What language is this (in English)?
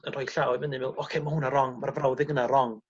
Welsh